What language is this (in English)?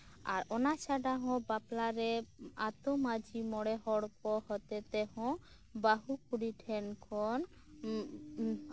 Santali